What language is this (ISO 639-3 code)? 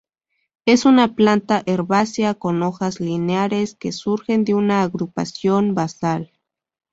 spa